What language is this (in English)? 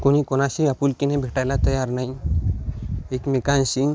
Marathi